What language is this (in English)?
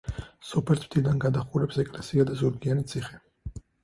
Georgian